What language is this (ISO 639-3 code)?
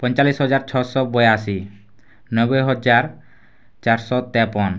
ori